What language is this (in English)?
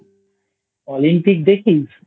Bangla